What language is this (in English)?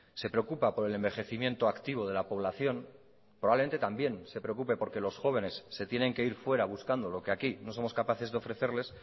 Spanish